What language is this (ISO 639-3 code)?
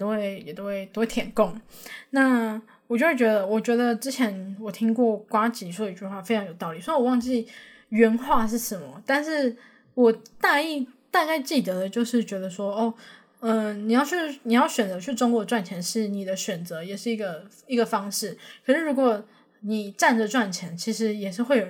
zho